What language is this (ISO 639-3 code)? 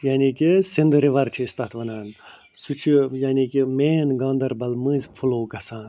kas